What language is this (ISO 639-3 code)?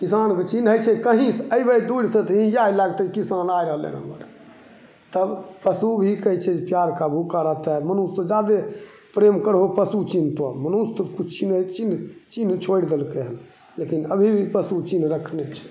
mai